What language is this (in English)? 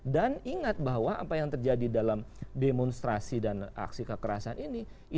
Indonesian